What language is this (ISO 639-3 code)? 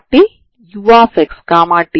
tel